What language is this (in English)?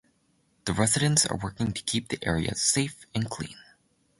English